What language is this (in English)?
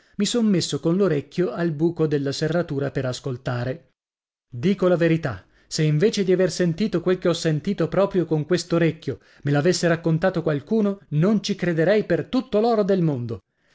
Italian